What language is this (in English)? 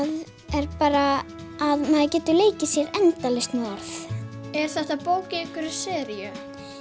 Icelandic